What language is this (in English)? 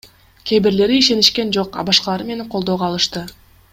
Kyrgyz